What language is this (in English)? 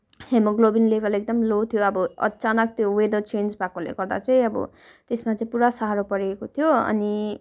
Nepali